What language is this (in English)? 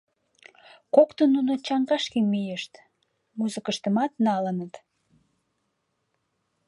Mari